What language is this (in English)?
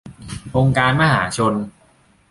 Thai